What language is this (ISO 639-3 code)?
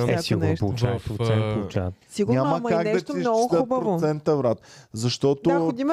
bul